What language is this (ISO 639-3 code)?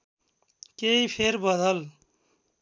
nep